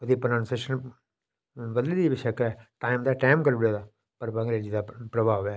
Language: Dogri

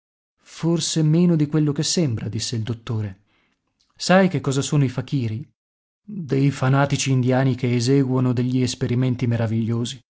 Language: Italian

